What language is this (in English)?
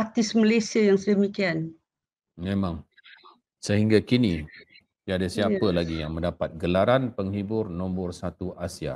Malay